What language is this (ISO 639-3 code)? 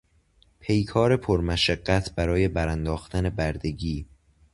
fas